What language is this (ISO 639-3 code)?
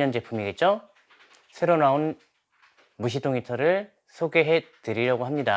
kor